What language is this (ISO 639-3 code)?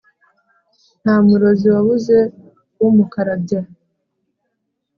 kin